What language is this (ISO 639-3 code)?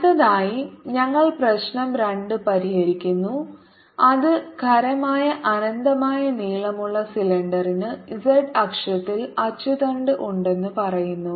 mal